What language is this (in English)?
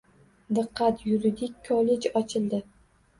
Uzbek